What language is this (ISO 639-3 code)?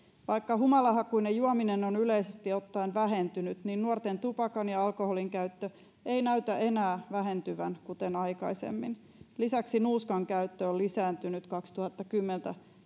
fin